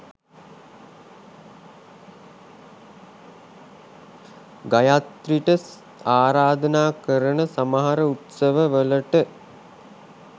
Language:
Sinhala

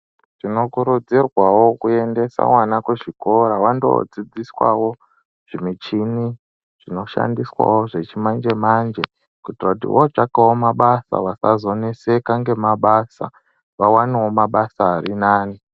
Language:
Ndau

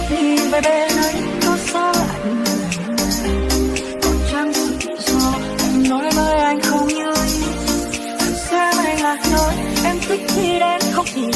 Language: Vietnamese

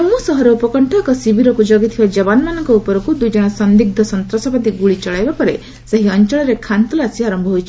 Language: Odia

